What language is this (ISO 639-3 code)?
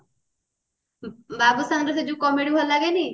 ori